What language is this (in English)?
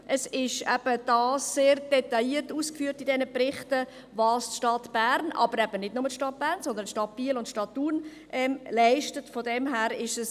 Swiss German